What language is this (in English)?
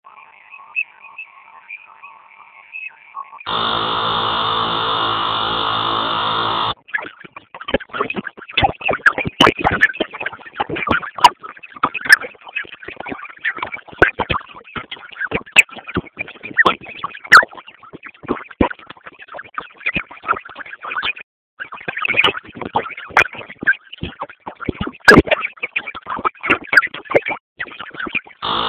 Swahili